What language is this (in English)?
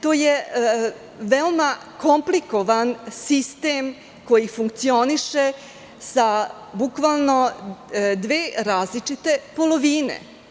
Serbian